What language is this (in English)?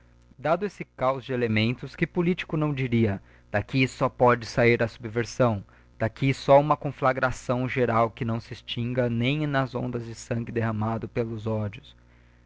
Portuguese